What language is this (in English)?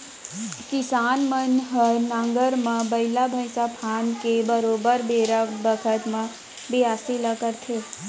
Chhattisgarhi